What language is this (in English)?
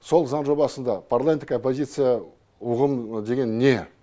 Kazakh